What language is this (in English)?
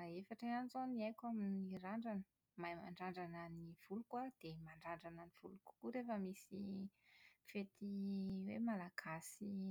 Malagasy